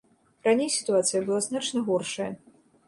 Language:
Belarusian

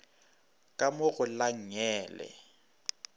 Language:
Northern Sotho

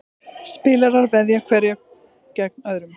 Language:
Icelandic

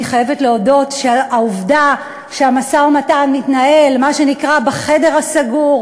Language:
Hebrew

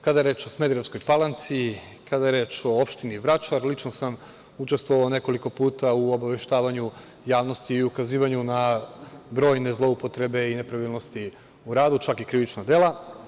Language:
Serbian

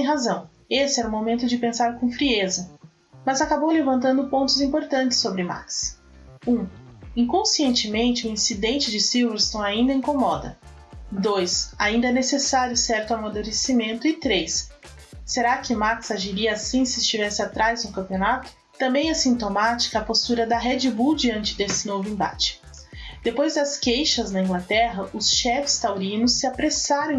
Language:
Portuguese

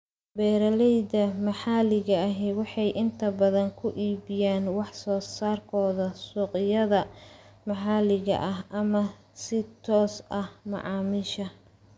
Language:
Somali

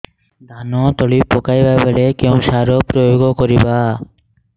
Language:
Odia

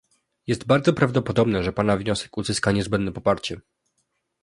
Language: Polish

